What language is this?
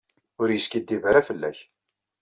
Kabyle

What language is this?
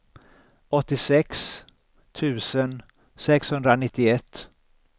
Swedish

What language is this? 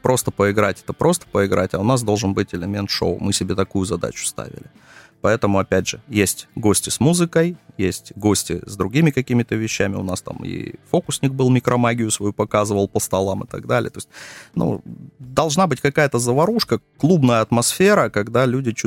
Russian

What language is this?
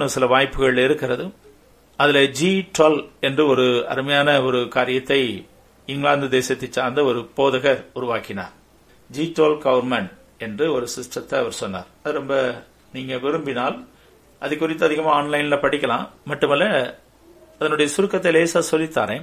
Tamil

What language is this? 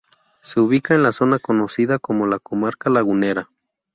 Spanish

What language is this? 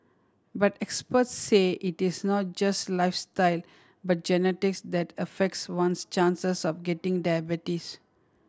English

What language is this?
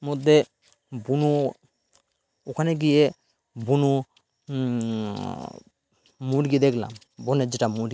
Bangla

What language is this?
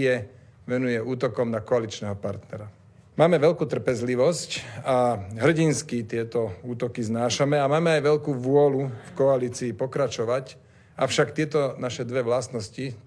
Slovak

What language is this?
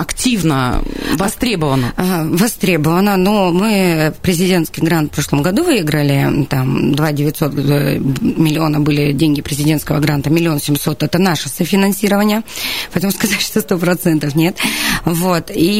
Russian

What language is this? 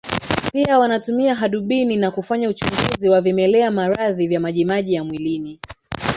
Swahili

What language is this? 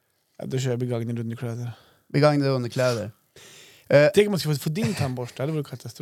Swedish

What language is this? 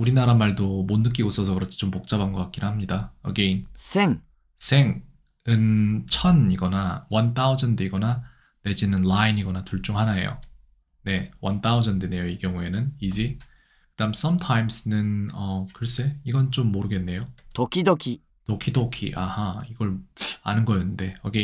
Korean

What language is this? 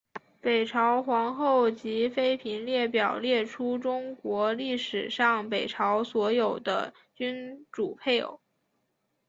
Chinese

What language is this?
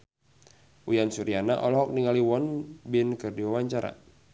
Sundanese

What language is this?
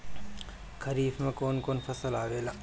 Bhojpuri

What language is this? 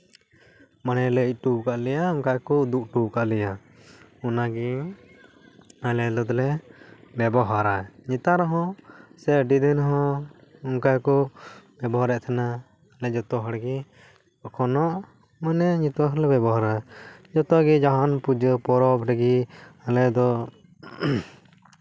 Santali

